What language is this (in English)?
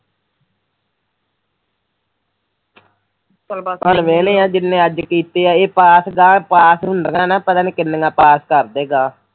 Punjabi